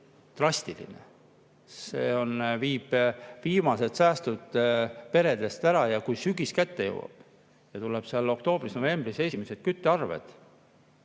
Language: Estonian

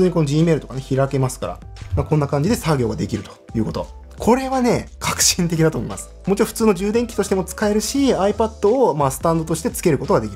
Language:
Japanese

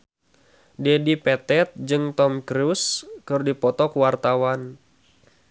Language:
Sundanese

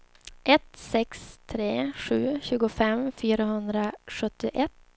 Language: Swedish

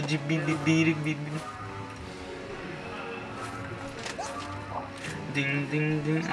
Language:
Italian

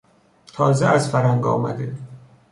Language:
Persian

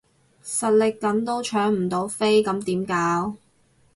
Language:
Cantonese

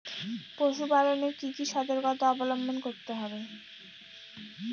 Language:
Bangla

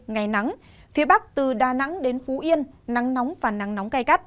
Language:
Vietnamese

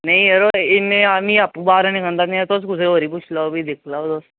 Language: Dogri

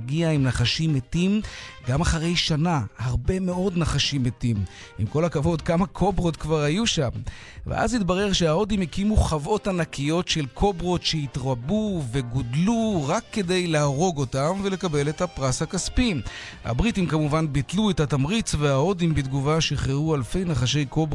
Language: Hebrew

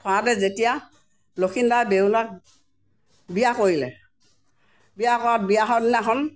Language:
Assamese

